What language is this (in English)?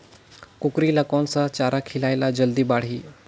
Chhattisgarhi